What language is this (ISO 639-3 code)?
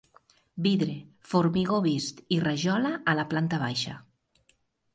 cat